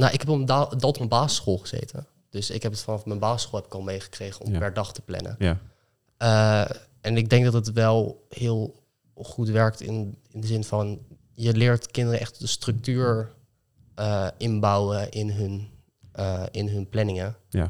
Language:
Dutch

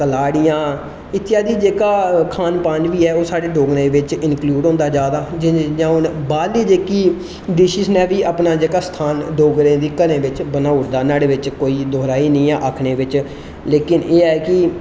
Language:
Dogri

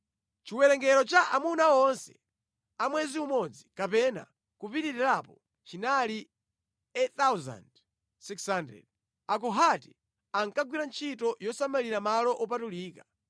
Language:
Nyanja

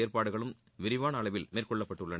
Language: Tamil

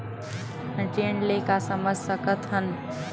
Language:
Chhattisgarhi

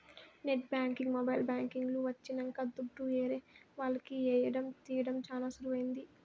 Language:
Telugu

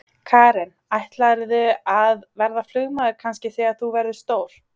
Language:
Icelandic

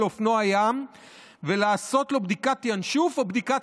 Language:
Hebrew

